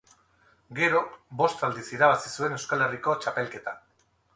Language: Basque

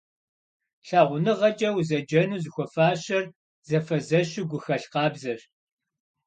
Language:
Kabardian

